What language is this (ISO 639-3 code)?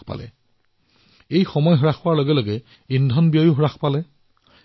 asm